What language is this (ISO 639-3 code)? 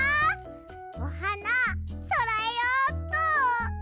jpn